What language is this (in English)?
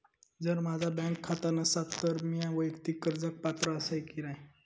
Marathi